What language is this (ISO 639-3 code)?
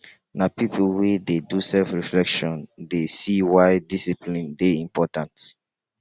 pcm